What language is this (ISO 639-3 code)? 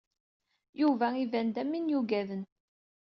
kab